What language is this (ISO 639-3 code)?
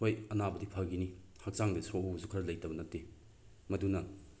mni